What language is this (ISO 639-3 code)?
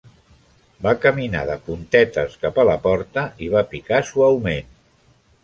cat